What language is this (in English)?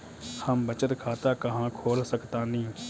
Bhojpuri